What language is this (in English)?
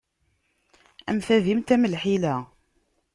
Kabyle